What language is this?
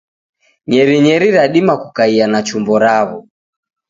Taita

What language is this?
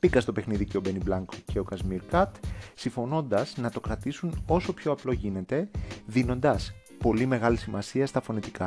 Greek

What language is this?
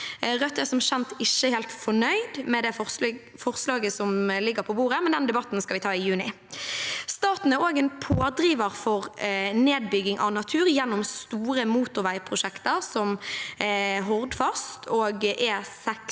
Norwegian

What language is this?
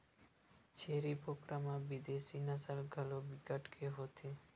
Chhattisgarhi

